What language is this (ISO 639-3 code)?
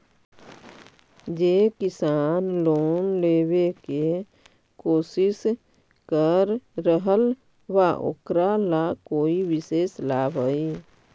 mag